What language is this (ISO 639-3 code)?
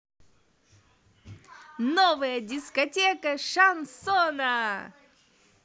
rus